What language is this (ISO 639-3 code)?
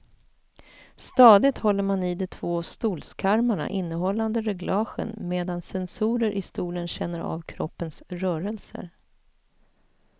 swe